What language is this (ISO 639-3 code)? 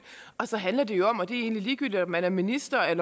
dan